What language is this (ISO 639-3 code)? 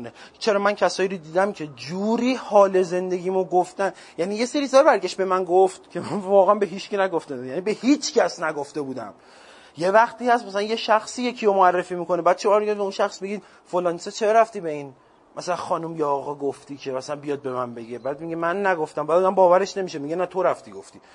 fas